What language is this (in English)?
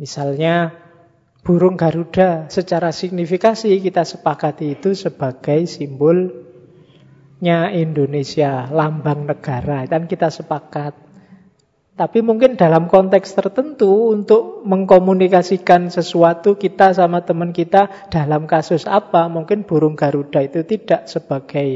Indonesian